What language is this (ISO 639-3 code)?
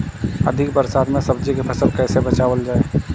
bho